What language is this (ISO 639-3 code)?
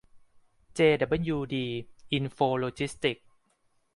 tha